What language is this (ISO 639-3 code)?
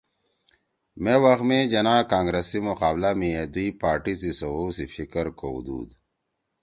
trw